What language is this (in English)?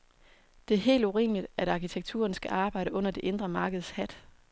Danish